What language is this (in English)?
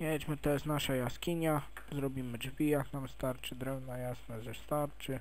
Polish